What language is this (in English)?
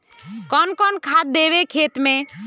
Magahi